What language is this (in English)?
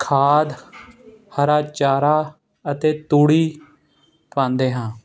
Punjabi